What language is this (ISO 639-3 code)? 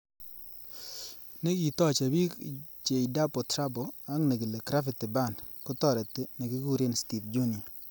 kln